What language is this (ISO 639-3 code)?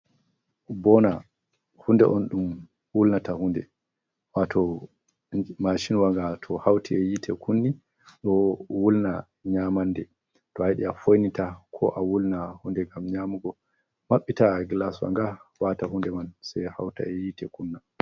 ful